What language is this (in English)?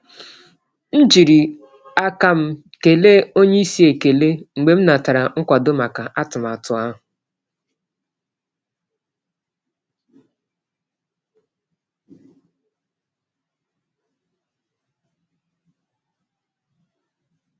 Igbo